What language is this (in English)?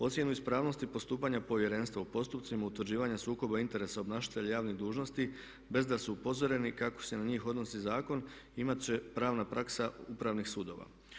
Croatian